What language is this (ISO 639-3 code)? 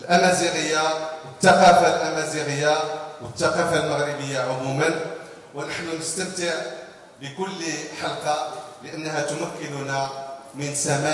ara